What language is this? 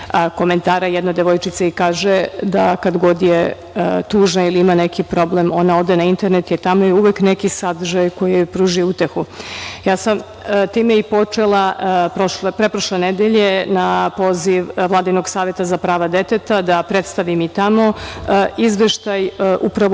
Serbian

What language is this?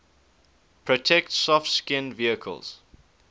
English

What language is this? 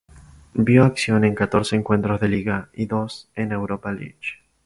Spanish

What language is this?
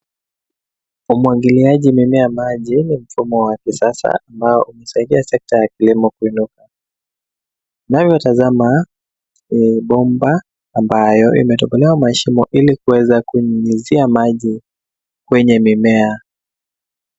Swahili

